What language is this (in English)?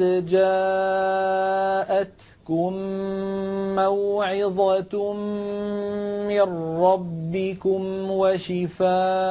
Arabic